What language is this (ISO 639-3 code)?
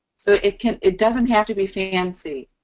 eng